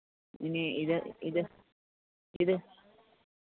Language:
Malayalam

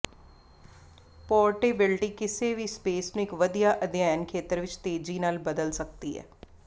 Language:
Punjabi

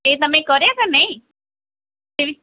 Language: Gujarati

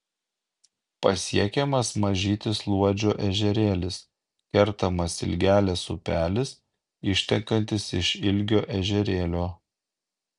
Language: Lithuanian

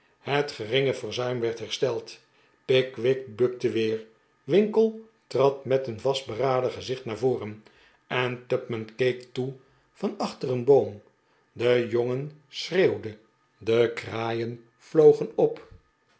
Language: Dutch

